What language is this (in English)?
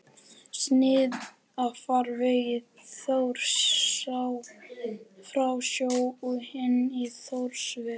Icelandic